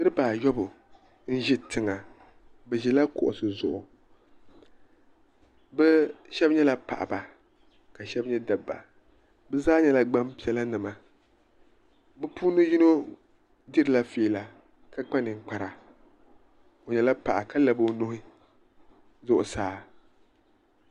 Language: Dagbani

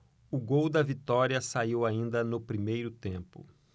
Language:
Portuguese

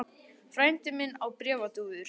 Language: Icelandic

